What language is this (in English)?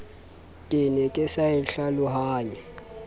Southern Sotho